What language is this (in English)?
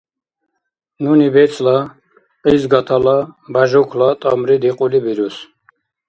Dargwa